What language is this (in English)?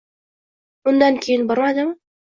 Uzbek